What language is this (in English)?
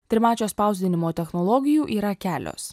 Lithuanian